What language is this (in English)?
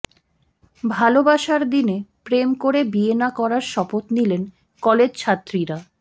Bangla